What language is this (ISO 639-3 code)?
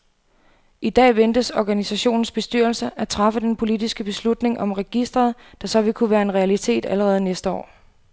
dan